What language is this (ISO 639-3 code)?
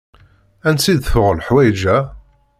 kab